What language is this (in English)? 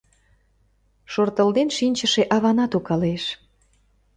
Mari